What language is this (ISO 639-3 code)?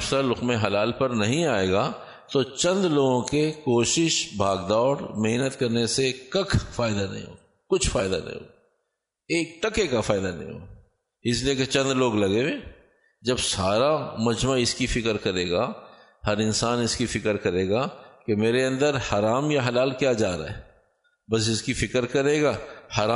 urd